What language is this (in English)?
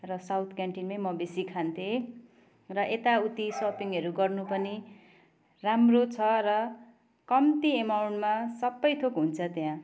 Nepali